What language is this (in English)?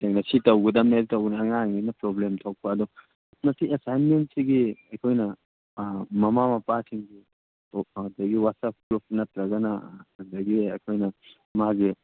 Manipuri